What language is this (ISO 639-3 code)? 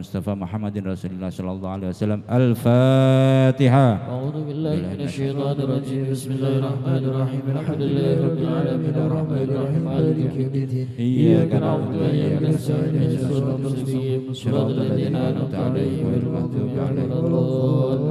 ara